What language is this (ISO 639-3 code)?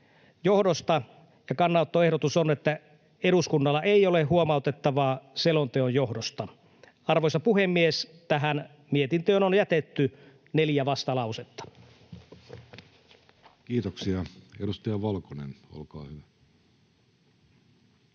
fin